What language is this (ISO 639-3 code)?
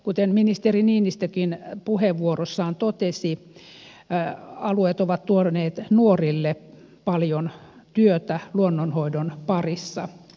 fin